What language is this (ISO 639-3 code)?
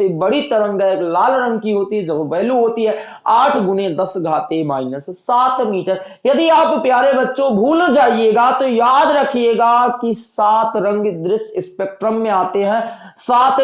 hin